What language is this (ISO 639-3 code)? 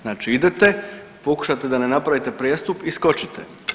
hrv